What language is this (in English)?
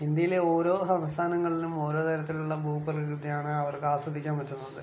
Malayalam